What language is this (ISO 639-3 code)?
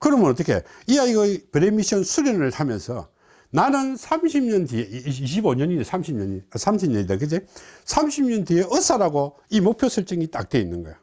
kor